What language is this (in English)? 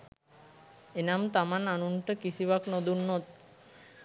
Sinhala